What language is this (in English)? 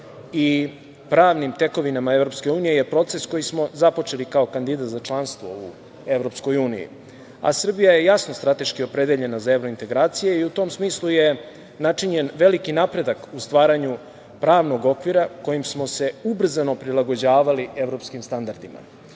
Serbian